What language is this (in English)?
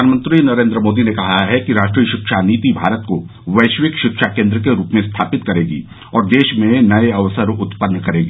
Hindi